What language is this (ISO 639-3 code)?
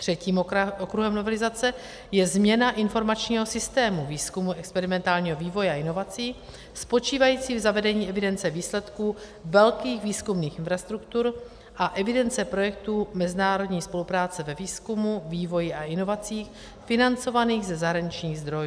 ces